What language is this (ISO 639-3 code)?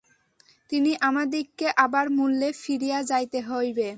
ben